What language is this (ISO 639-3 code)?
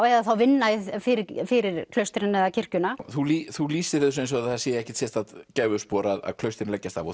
isl